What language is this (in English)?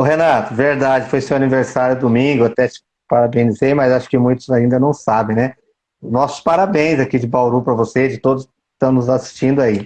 Portuguese